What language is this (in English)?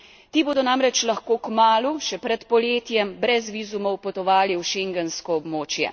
Slovenian